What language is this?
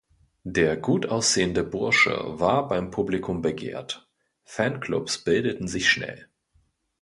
German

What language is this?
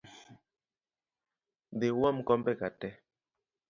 Luo (Kenya and Tanzania)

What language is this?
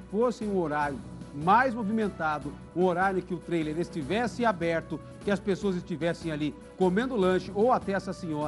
Portuguese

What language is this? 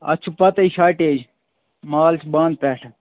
Kashmiri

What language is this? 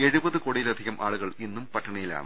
Malayalam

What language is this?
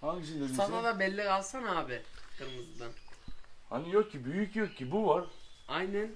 Turkish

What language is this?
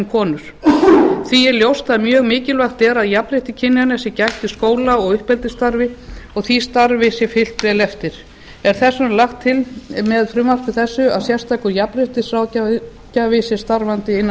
Icelandic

